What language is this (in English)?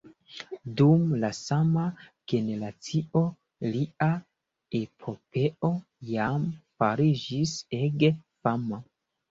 Esperanto